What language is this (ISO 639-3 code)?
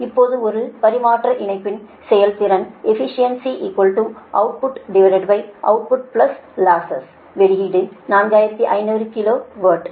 tam